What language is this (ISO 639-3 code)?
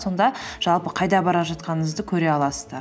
kaz